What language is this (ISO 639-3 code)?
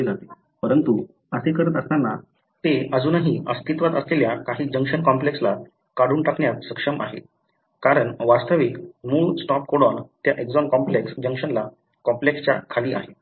mar